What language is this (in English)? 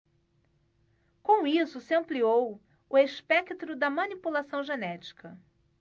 Portuguese